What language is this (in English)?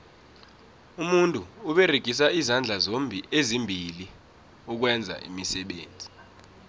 South Ndebele